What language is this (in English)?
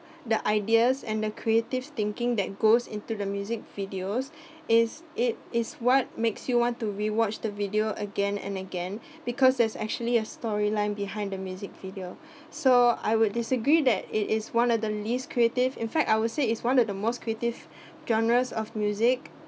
English